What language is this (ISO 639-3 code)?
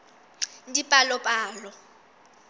sot